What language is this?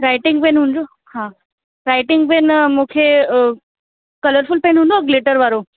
Sindhi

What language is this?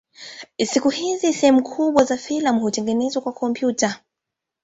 Swahili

